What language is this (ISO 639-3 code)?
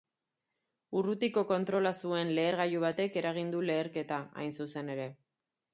eus